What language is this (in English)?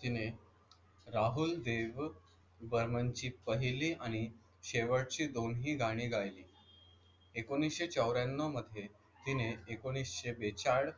Marathi